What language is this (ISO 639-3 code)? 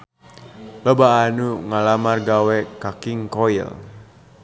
sun